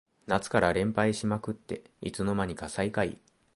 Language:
Japanese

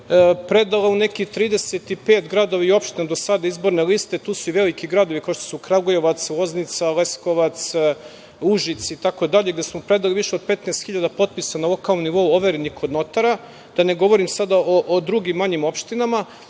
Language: Serbian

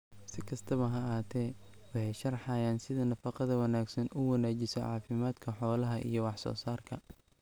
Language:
Somali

